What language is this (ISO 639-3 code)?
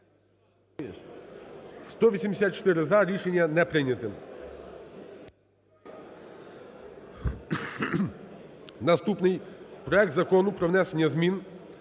ukr